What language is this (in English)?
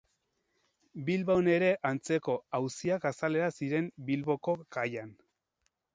Basque